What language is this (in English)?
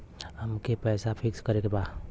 Bhojpuri